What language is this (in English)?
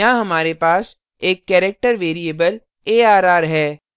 Hindi